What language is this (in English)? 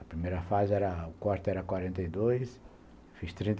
Portuguese